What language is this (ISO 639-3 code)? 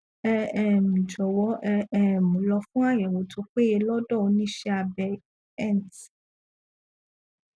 yor